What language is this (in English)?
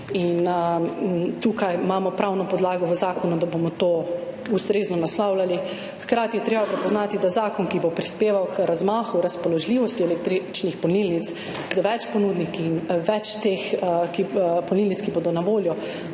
Slovenian